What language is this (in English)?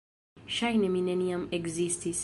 Esperanto